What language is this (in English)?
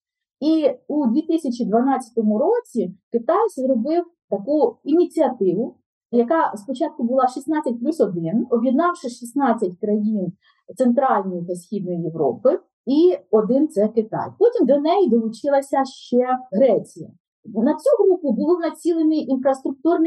Ukrainian